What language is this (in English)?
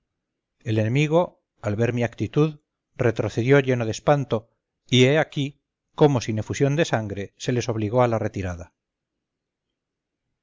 Spanish